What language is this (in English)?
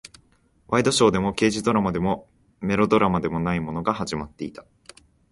Japanese